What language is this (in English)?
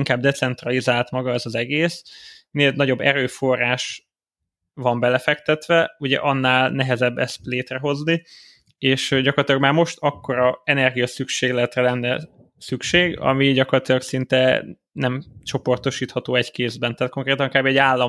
Hungarian